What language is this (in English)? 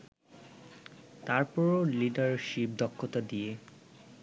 Bangla